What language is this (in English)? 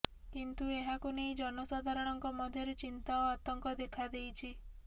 Odia